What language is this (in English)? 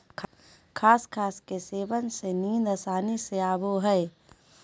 Magahi